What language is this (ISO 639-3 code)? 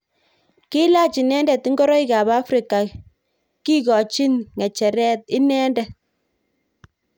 kln